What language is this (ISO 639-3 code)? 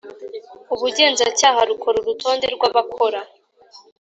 kin